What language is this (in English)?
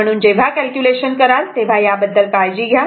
Marathi